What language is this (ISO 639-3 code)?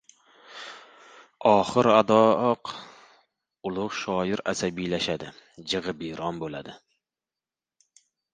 uzb